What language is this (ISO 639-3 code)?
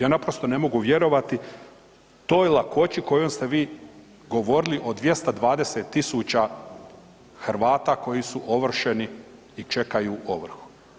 hrv